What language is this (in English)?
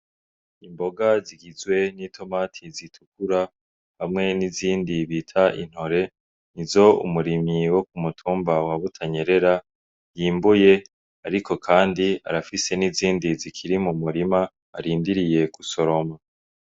Rundi